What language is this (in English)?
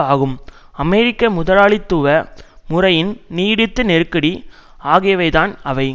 Tamil